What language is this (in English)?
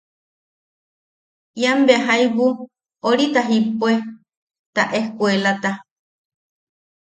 Yaqui